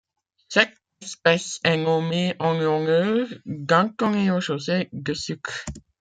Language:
French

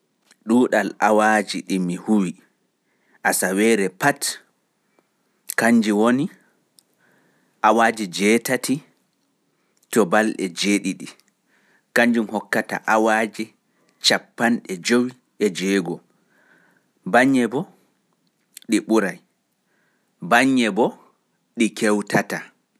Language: Pular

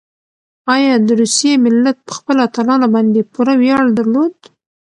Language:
Pashto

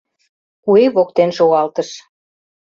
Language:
Mari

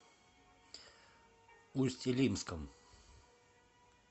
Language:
Russian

